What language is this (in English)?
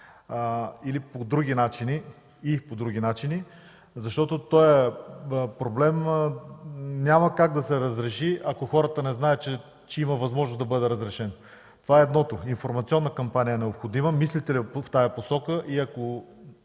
Bulgarian